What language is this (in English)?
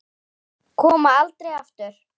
Icelandic